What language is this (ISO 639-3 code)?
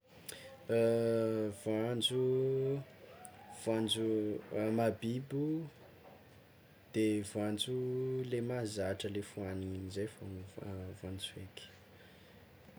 xmw